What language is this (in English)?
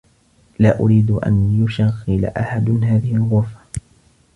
Arabic